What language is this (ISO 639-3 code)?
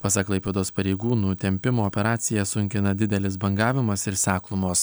lit